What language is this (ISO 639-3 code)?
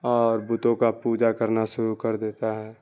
urd